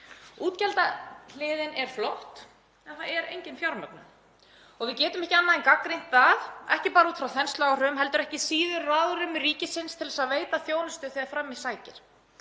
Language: Icelandic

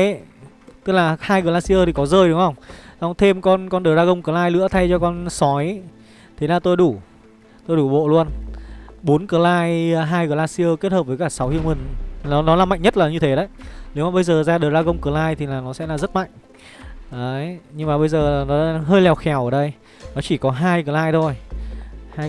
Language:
Vietnamese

